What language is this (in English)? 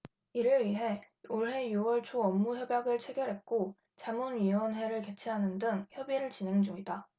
Korean